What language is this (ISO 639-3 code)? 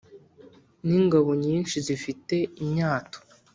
kin